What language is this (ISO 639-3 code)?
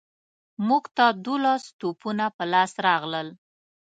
pus